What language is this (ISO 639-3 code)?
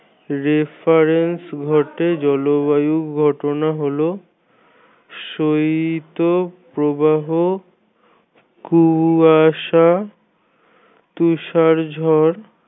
ben